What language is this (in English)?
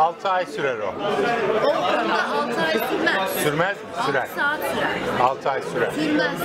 Turkish